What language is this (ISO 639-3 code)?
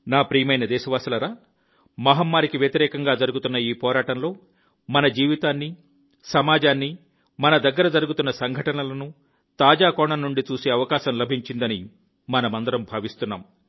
tel